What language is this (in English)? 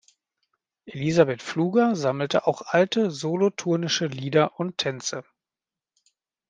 German